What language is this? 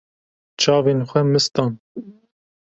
Kurdish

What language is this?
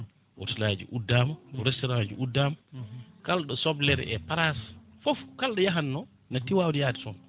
Fula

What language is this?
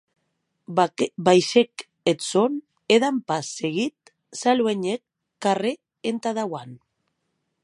Occitan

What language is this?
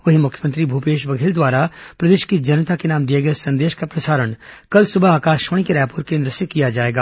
Hindi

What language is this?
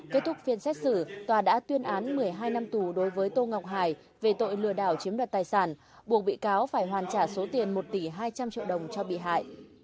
Vietnamese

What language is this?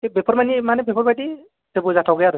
Bodo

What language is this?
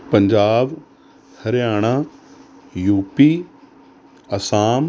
Punjabi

